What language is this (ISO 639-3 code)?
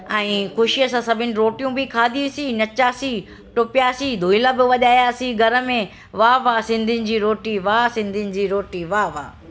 snd